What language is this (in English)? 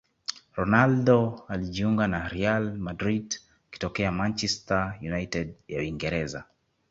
Swahili